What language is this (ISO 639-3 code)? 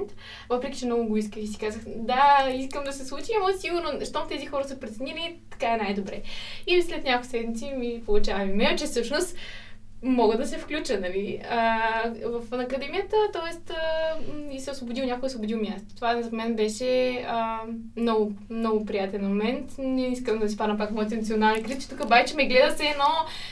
bul